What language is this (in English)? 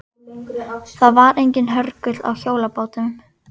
Icelandic